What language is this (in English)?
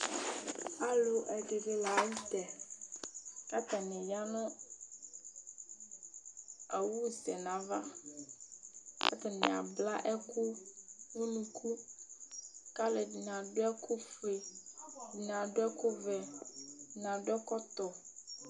Ikposo